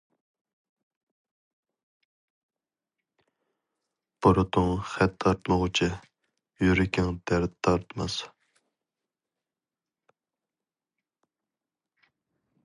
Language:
Uyghur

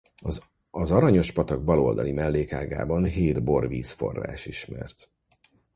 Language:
Hungarian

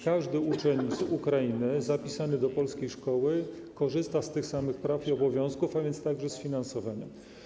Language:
Polish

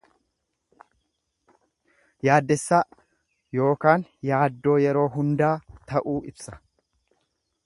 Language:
Oromo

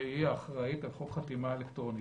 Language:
Hebrew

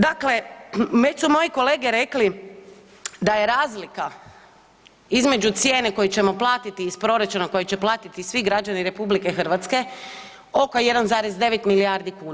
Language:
Croatian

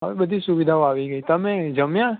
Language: Gujarati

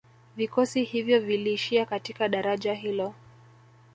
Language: Swahili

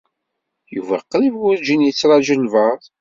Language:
Kabyle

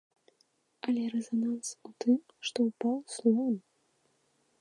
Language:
Belarusian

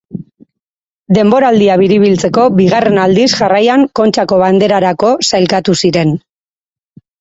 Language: Basque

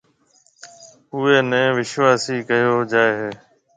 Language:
Marwari (Pakistan)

